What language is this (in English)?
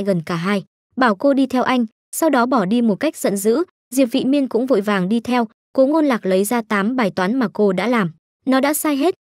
Vietnamese